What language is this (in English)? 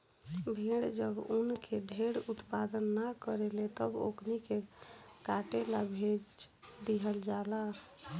Bhojpuri